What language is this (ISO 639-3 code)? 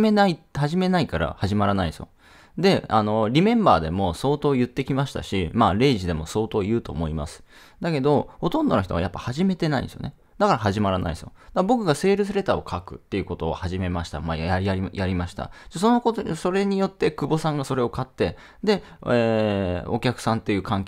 jpn